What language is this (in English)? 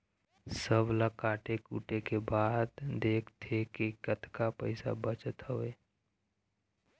Chhattisgarhi